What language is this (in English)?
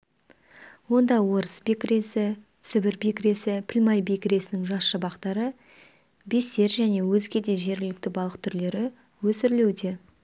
Kazakh